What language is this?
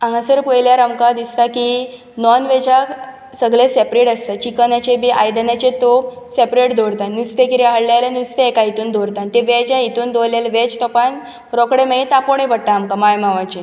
Konkani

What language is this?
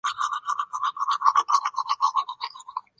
Chinese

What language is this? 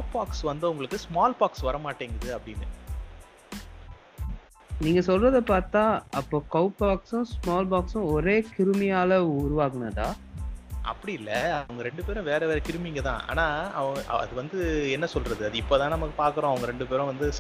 Tamil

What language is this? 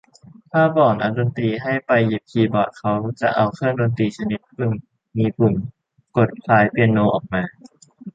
Thai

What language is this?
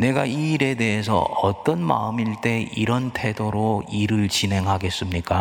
Korean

